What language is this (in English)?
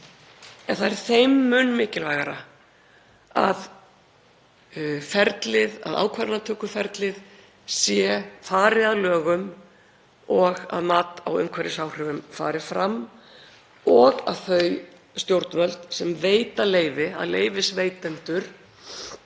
Icelandic